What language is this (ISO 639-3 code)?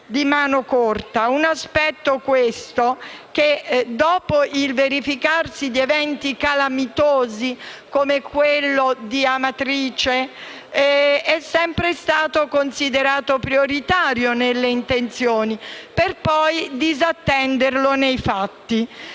ita